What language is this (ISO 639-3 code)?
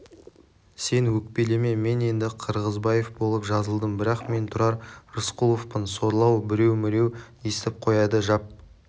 kaz